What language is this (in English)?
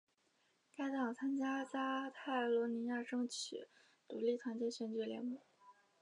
Chinese